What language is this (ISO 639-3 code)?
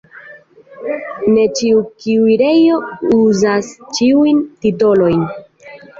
epo